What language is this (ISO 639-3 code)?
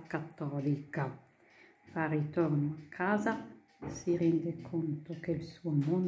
ita